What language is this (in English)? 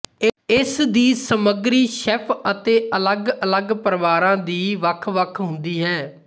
Punjabi